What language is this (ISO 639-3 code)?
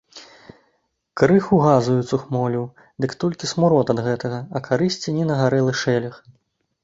bel